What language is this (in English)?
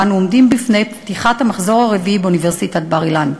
Hebrew